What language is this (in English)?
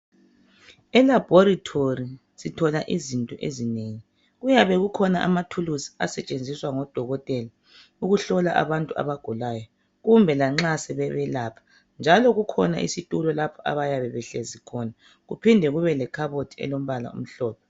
North Ndebele